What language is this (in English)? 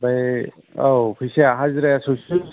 Bodo